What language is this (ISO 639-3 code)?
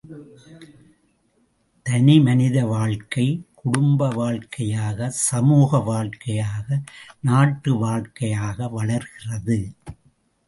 tam